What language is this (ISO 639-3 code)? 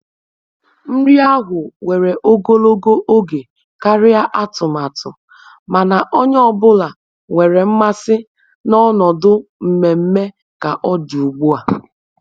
ibo